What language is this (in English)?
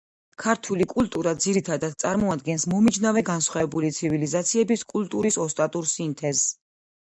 Georgian